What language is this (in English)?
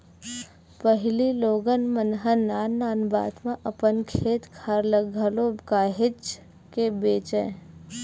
Chhattisgarhi